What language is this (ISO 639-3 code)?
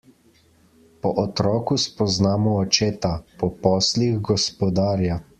slv